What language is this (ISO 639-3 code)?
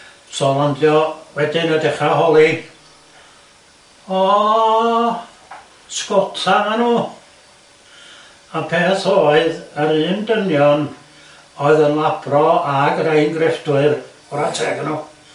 cym